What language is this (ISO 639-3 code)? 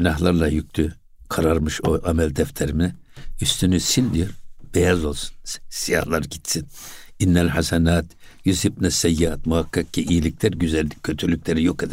tur